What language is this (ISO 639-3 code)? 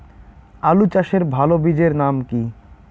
ben